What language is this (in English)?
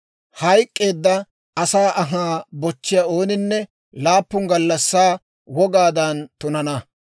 Dawro